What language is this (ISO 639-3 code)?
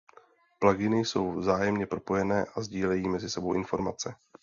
ces